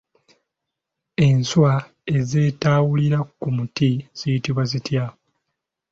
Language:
Ganda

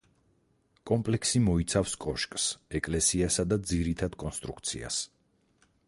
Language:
Georgian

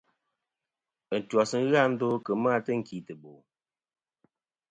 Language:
Kom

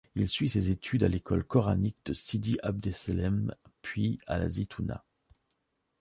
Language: French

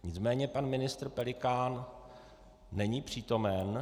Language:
Czech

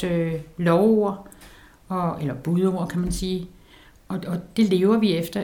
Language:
Danish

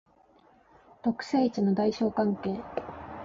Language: Japanese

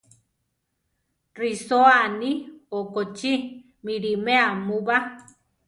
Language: Central Tarahumara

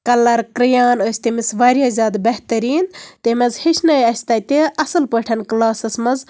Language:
Kashmiri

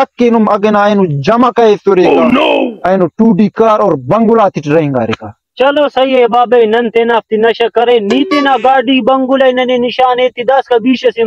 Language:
Romanian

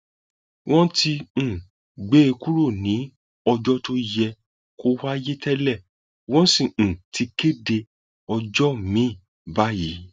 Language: Yoruba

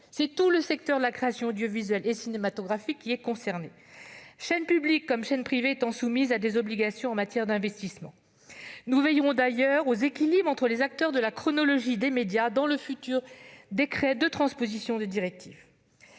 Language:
French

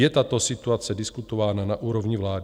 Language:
Czech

